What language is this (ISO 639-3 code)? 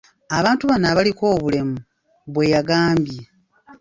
lug